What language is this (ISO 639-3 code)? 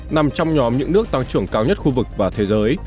vie